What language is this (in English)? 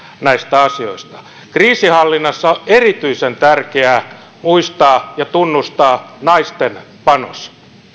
Finnish